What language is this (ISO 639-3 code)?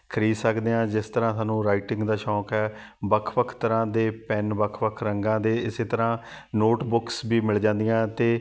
pan